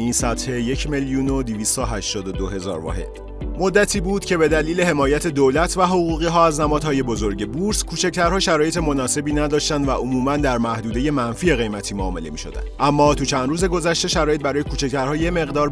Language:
Persian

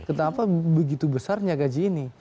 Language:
Indonesian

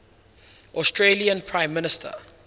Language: English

